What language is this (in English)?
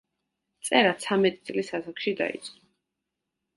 Georgian